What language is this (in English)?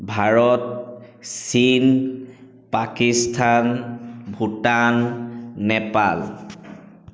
Assamese